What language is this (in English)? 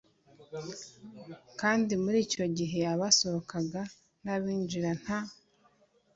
Kinyarwanda